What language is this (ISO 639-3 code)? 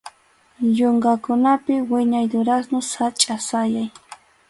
qxu